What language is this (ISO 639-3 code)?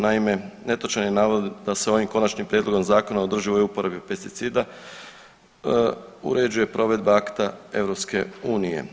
hrv